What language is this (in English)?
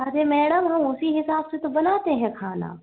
Hindi